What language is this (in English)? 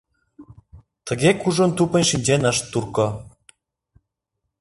Mari